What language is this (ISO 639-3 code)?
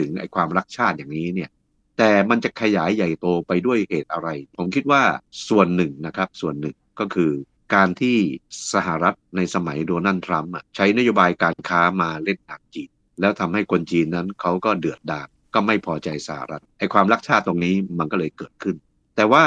tha